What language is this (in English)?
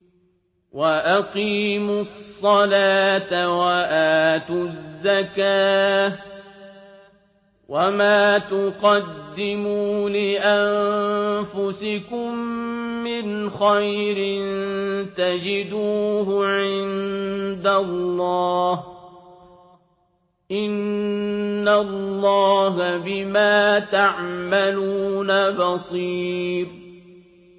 Arabic